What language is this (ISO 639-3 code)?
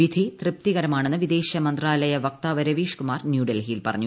mal